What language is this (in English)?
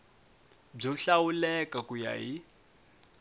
Tsonga